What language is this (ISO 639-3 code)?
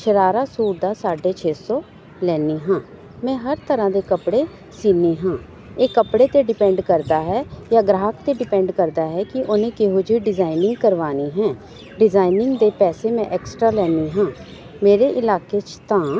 pan